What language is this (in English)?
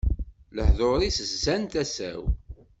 Kabyle